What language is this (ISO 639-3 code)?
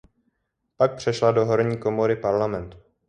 ces